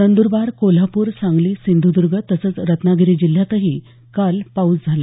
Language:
Marathi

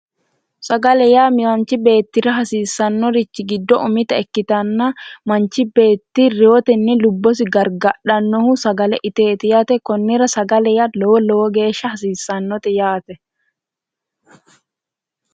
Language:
Sidamo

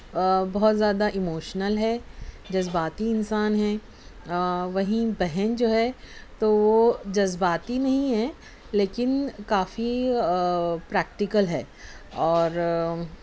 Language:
Urdu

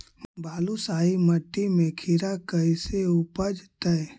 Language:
Magahi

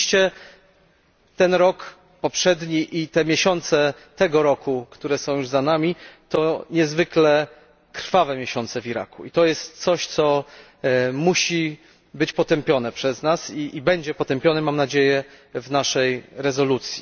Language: Polish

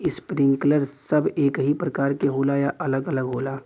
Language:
Bhojpuri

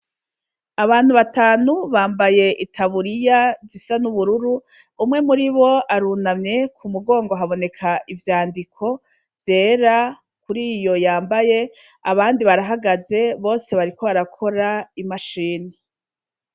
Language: Rundi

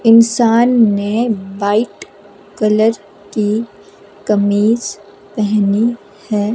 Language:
Hindi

